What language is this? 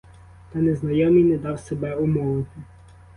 Ukrainian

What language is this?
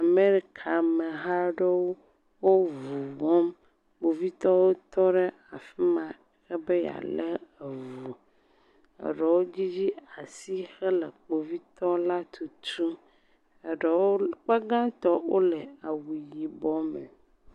Ewe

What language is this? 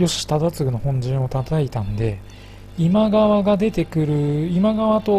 Japanese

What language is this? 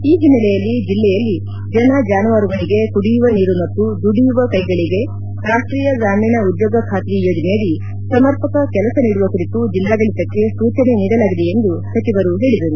Kannada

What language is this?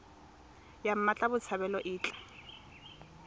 Tswana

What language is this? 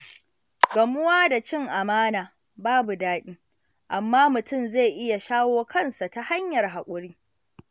Hausa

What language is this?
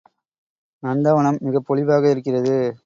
Tamil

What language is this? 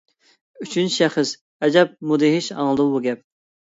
Uyghur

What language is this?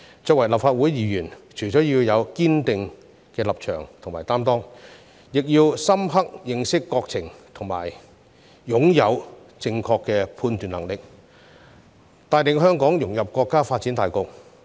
Cantonese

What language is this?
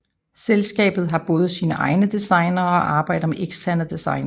Danish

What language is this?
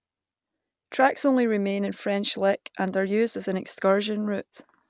English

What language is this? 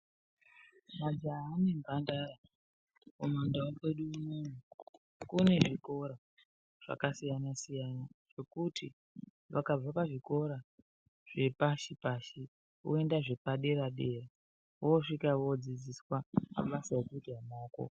Ndau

